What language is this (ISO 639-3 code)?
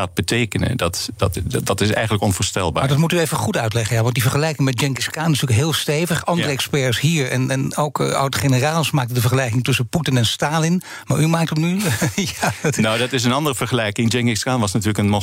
nld